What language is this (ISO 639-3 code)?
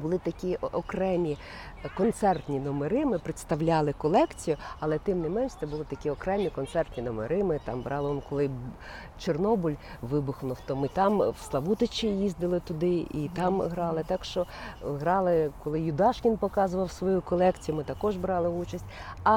ukr